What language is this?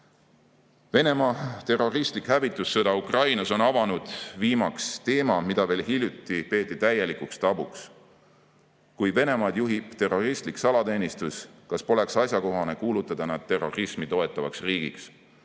Estonian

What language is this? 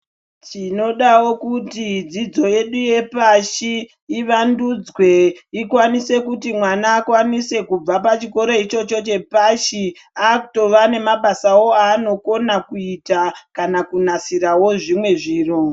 Ndau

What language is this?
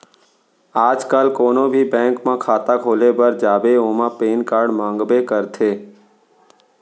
Chhattisgarhi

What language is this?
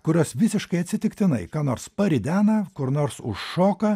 Lithuanian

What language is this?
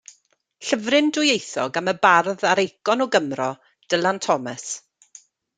Welsh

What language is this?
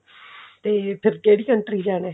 Punjabi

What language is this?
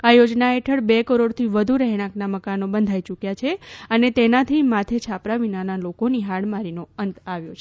Gujarati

